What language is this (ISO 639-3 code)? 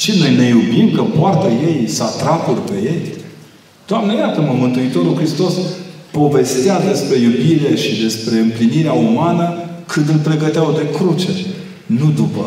ron